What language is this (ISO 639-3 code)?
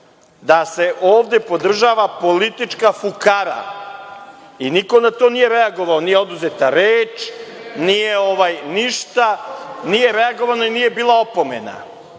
srp